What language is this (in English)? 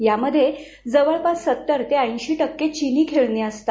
Marathi